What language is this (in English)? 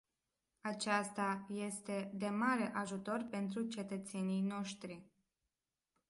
Romanian